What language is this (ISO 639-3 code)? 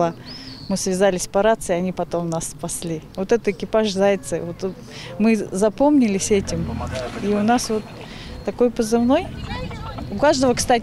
rus